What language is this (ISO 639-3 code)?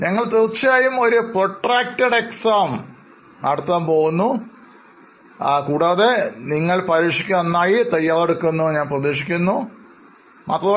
mal